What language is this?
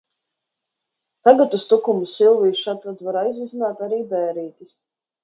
Latvian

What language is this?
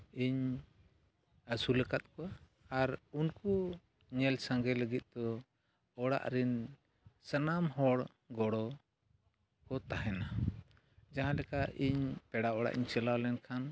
Santali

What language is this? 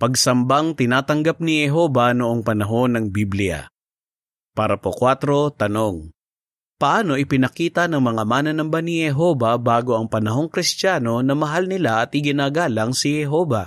Filipino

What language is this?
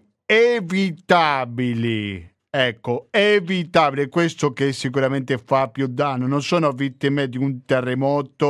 Italian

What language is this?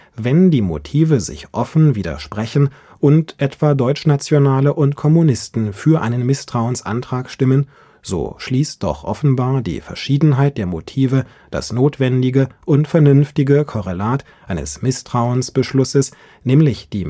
German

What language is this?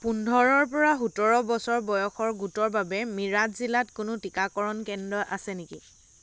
Assamese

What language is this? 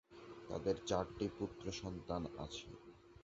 Bangla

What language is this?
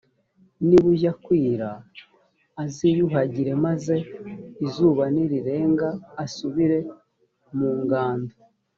Kinyarwanda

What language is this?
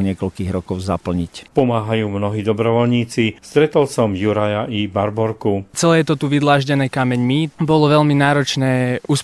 Slovak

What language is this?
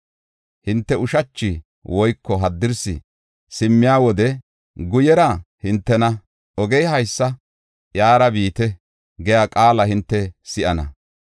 Gofa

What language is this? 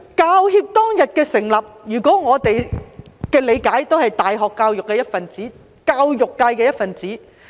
Cantonese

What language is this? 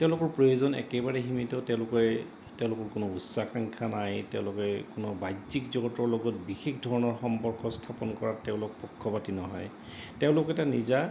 Assamese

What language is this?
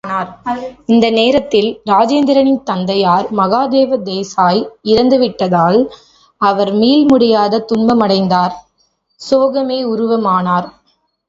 Tamil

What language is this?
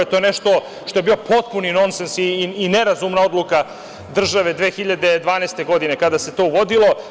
Serbian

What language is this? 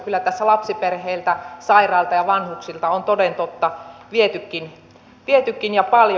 Finnish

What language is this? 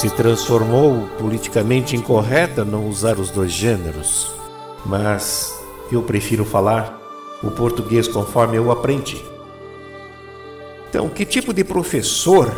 Portuguese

